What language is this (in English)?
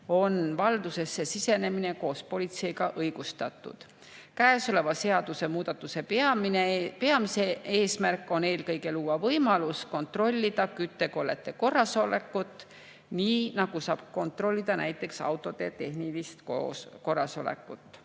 Estonian